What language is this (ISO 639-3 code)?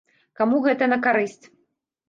bel